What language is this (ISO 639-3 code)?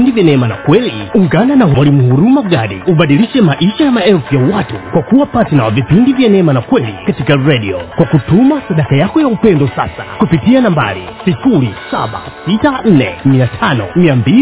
swa